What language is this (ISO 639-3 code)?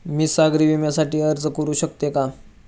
mar